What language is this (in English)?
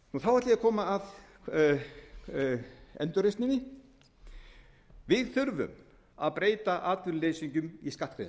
Icelandic